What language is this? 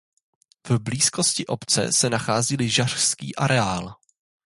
Czech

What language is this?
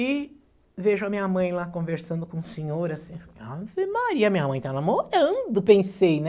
Portuguese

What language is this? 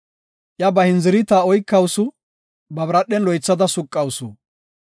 Gofa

